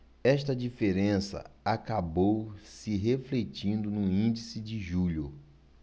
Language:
Portuguese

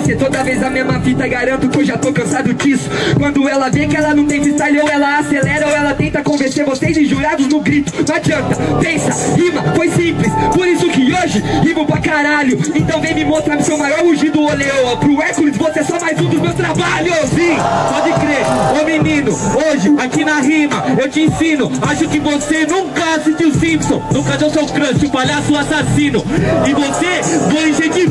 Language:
Portuguese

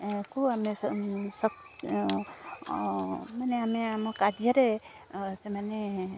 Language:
Odia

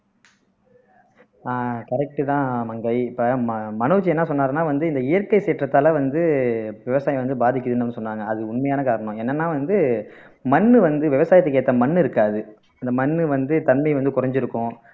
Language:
Tamil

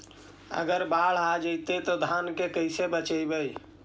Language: Magahi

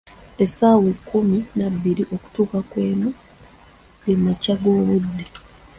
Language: Ganda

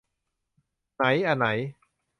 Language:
Thai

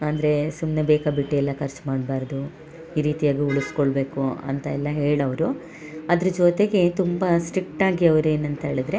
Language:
Kannada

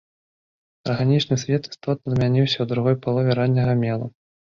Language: Belarusian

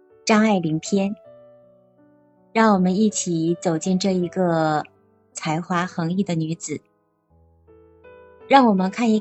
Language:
Chinese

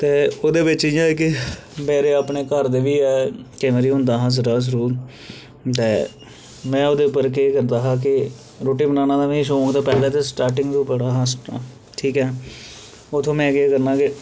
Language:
Dogri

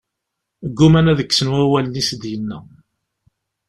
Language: Kabyle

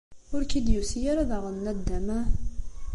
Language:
Kabyle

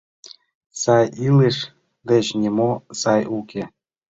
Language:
Mari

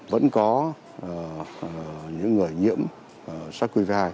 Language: Vietnamese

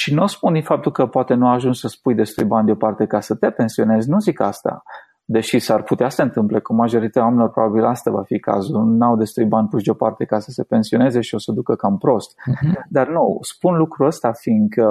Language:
Romanian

